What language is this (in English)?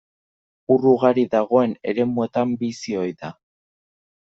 Basque